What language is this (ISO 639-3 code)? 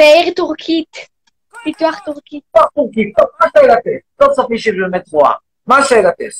heb